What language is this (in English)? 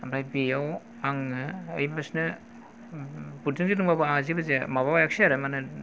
Bodo